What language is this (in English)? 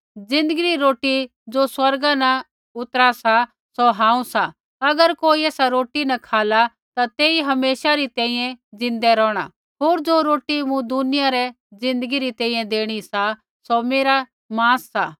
Kullu Pahari